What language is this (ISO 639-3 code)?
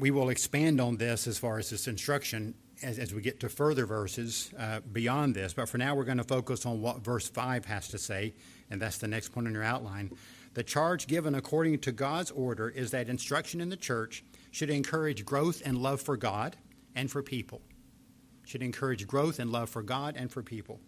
eng